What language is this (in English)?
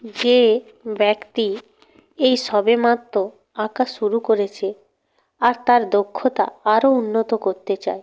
Bangla